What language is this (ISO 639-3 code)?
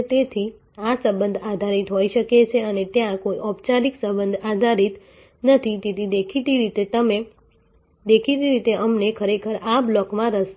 guj